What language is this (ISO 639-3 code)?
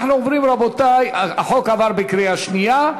heb